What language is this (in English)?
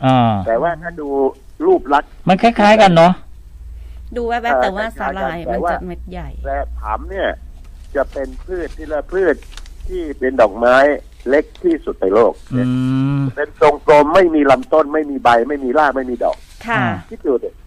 Thai